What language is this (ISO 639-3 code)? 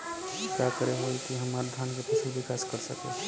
bho